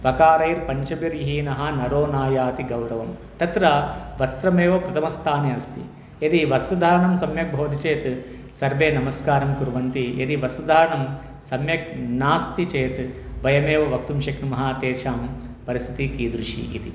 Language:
Sanskrit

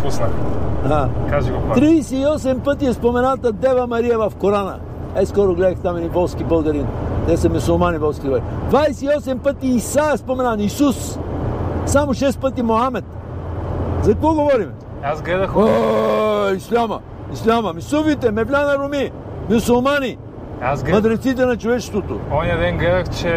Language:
Bulgarian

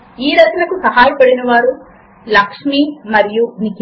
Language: Telugu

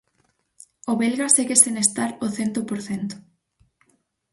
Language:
Galician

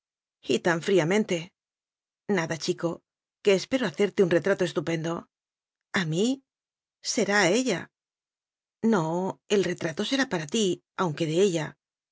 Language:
Spanish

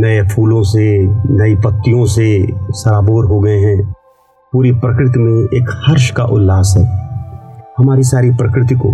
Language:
Hindi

